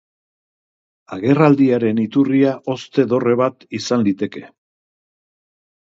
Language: Basque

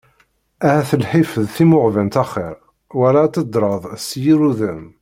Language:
Kabyle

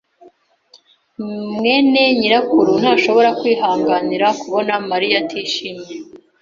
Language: Kinyarwanda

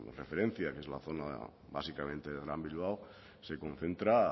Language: Spanish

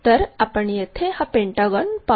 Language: Marathi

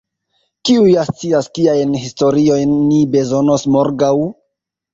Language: Esperanto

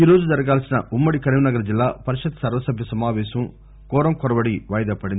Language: Telugu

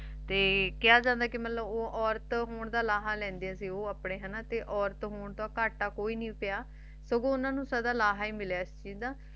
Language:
Punjabi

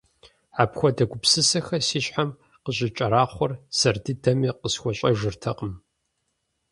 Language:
Kabardian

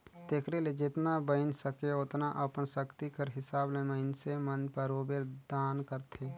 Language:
Chhattisgarhi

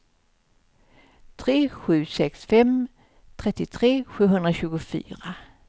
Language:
Swedish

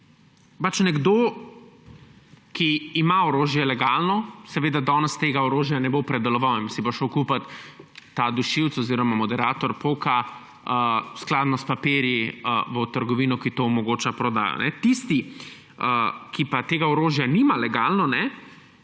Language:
Slovenian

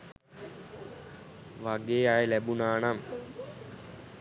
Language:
Sinhala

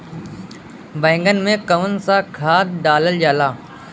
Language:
Bhojpuri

